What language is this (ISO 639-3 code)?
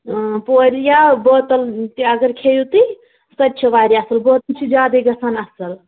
kas